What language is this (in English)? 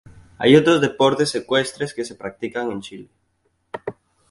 Spanish